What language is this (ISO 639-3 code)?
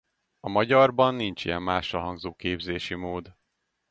hun